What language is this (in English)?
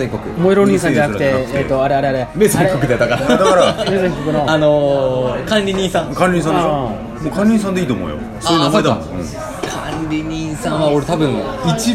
Japanese